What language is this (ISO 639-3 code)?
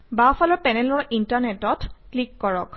asm